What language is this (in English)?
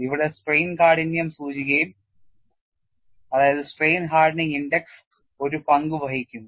Malayalam